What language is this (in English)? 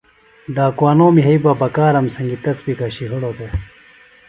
Phalura